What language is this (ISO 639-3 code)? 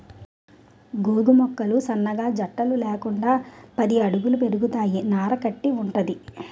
tel